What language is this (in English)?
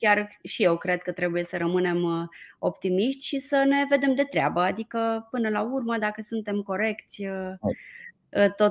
Romanian